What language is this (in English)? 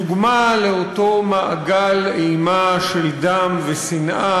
Hebrew